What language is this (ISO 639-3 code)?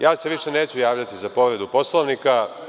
srp